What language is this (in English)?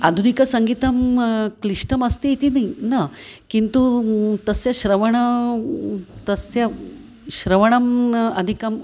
Sanskrit